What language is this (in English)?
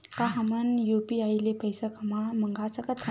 Chhattisgarhi